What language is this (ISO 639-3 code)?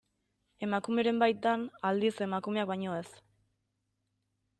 eus